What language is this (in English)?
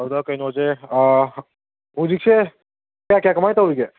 Manipuri